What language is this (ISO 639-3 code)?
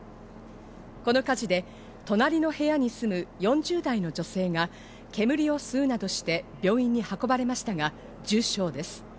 jpn